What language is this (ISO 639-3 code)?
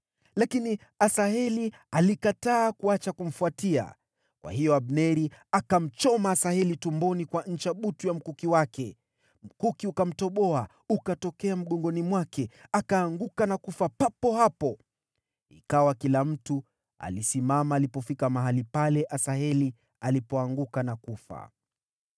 swa